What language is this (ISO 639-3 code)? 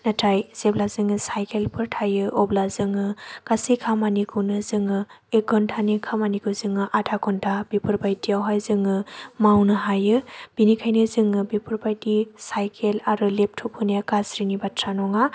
brx